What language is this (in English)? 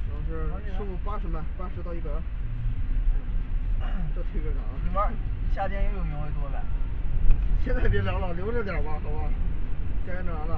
Chinese